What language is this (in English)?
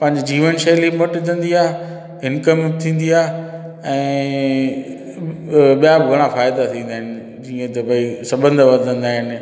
Sindhi